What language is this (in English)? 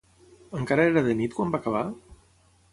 Catalan